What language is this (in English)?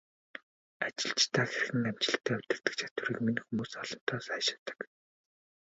Mongolian